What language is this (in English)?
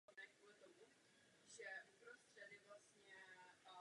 Czech